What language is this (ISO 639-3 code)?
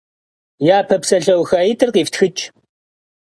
kbd